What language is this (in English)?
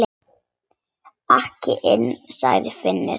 Icelandic